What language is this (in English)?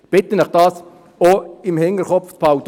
Swiss German